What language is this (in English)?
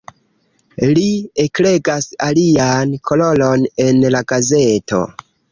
Esperanto